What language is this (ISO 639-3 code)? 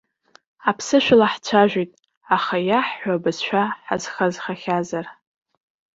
abk